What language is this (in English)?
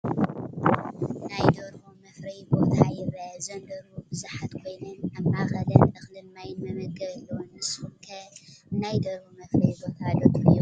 Tigrinya